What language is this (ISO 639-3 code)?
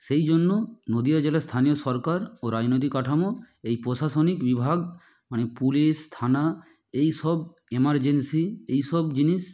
ben